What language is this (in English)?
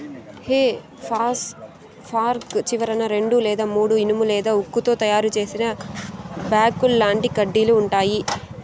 Telugu